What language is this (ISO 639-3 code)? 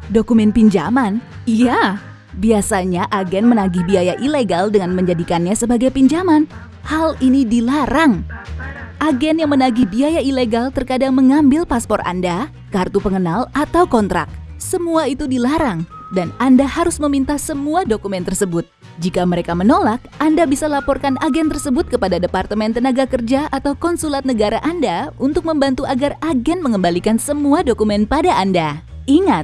ind